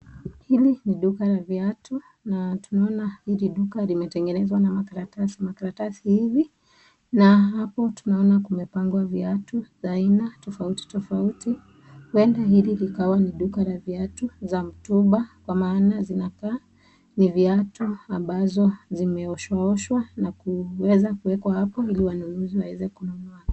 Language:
Swahili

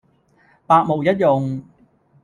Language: Cantonese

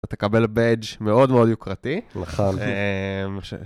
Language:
Hebrew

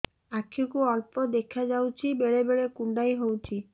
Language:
Odia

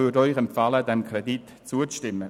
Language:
Swiss German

